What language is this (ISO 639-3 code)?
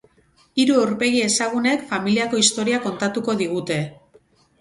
eus